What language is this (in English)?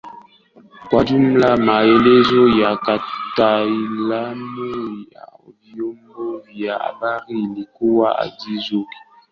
Swahili